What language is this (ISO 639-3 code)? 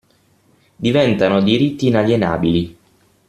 ita